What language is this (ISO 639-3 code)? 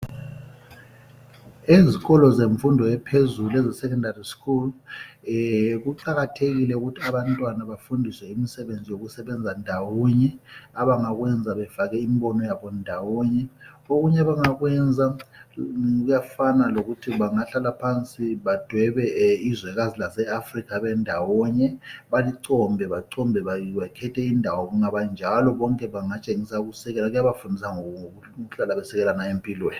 nde